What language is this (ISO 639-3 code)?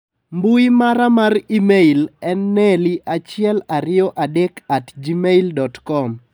luo